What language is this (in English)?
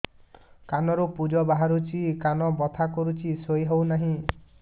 Odia